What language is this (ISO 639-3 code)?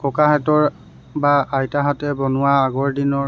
asm